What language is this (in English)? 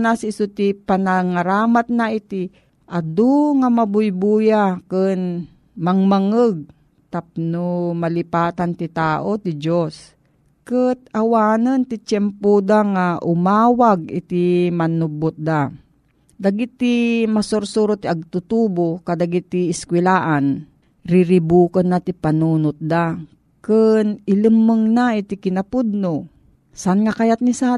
Filipino